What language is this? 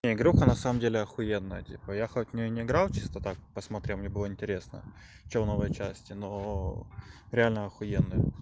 Russian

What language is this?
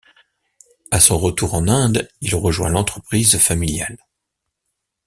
French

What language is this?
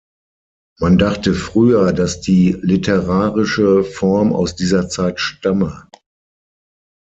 German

